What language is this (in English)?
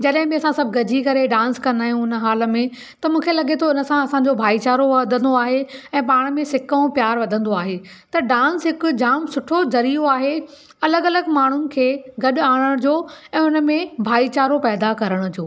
Sindhi